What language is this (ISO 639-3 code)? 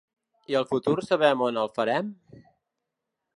cat